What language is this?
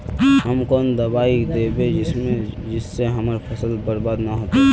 Magahi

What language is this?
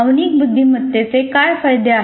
Marathi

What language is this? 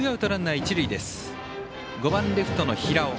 Japanese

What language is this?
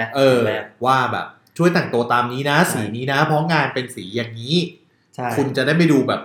Thai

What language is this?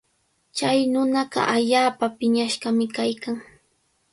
Cajatambo North Lima Quechua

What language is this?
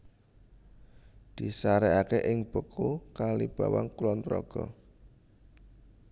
Javanese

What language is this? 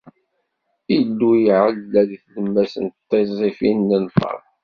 Kabyle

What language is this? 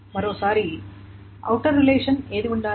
Telugu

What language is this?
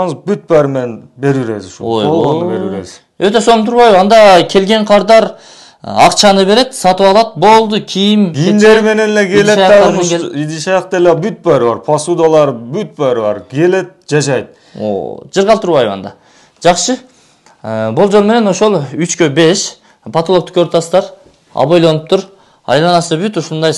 Turkish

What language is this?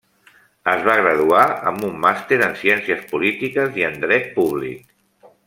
Catalan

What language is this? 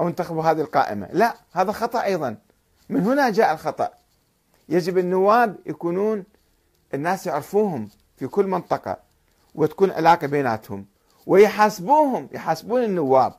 Arabic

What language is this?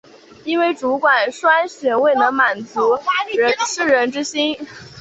Chinese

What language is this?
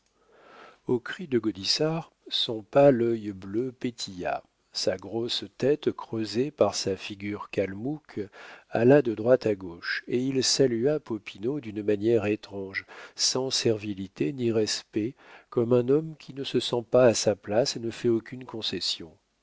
French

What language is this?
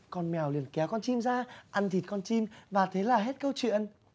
Vietnamese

